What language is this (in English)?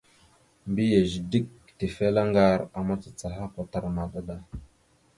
Mada (Cameroon)